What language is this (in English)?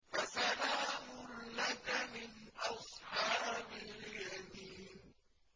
Arabic